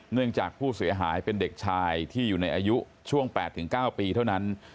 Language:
Thai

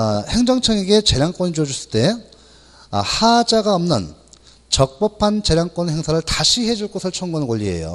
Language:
Korean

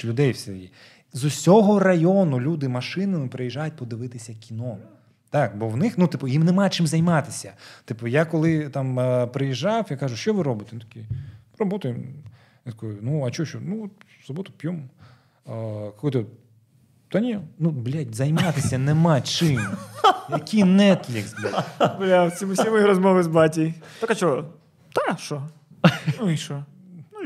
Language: Ukrainian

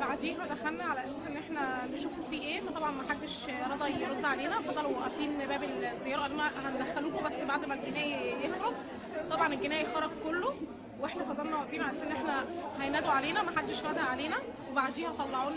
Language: Arabic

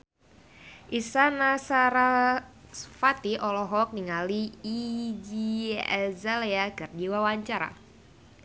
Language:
Sundanese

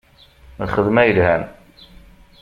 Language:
Kabyle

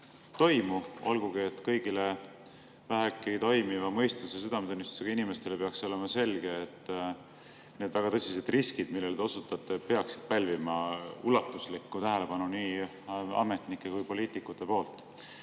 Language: Estonian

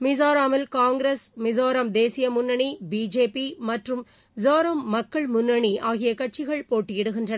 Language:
Tamil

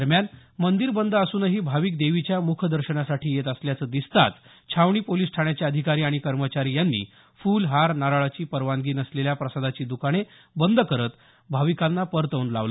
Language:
Marathi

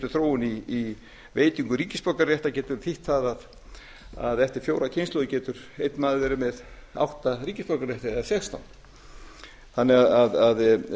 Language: Icelandic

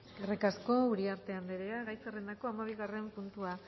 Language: Basque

